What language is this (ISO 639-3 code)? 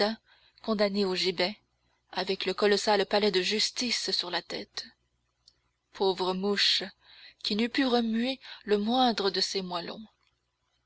fra